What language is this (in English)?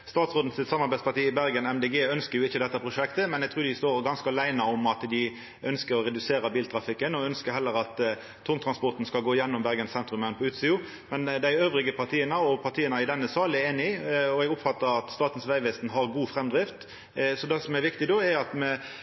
Norwegian Nynorsk